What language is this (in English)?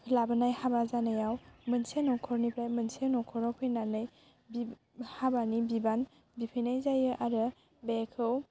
Bodo